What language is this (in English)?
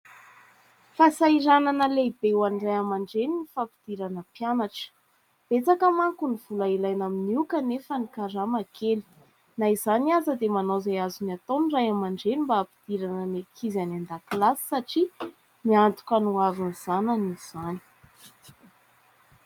Malagasy